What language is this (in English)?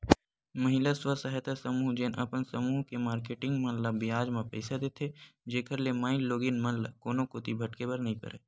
Chhattisgarhi